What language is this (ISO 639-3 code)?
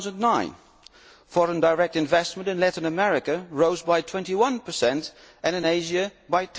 eng